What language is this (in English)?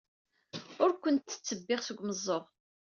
Kabyle